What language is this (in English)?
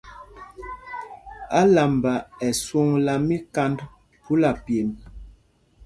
Mpumpong